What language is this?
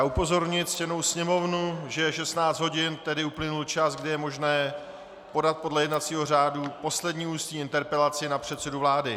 Czech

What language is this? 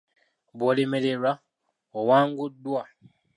Ganda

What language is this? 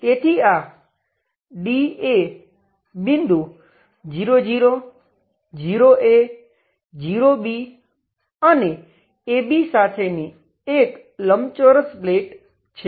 Gujarati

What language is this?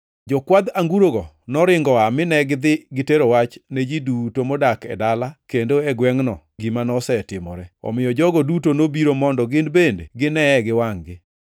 Luo (Kenya and Tanzania)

